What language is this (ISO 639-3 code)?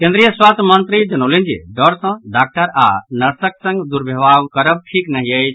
mai